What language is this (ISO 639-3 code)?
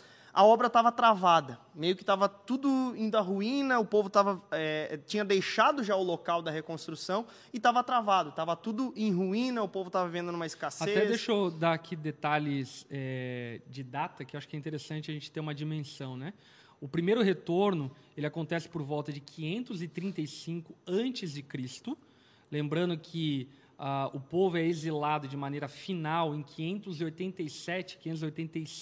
por